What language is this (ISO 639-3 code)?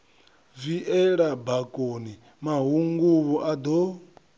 ven